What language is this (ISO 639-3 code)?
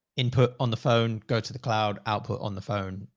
eng